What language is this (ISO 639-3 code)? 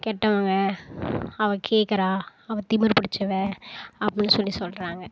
tam